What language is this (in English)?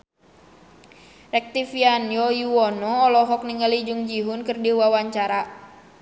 Sundanese